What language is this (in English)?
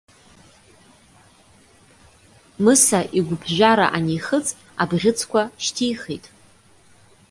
Abkhazian